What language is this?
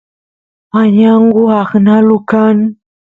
Santiago del Estero Quichua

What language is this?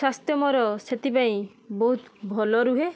Odia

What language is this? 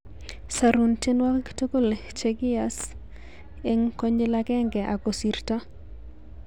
Kalenjin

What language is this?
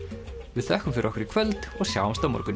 Icelandic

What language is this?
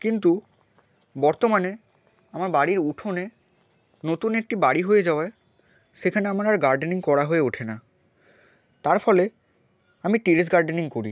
Bangla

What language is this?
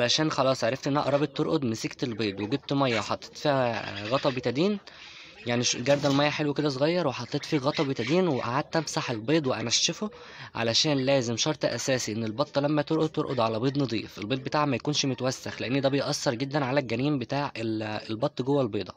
Arabic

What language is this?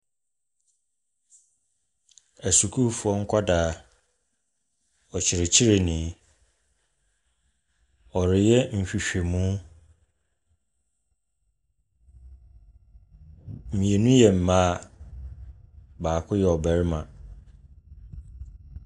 Akan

